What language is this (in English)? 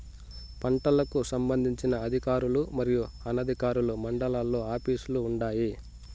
Telugu